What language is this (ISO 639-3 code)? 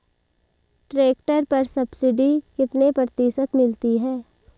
hin